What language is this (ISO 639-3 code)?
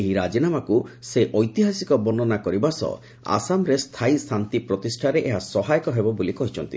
ori